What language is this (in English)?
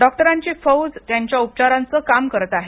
Marathi